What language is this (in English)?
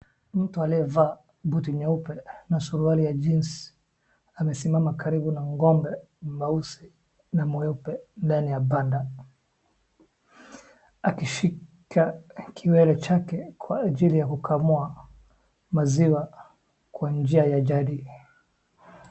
Swahili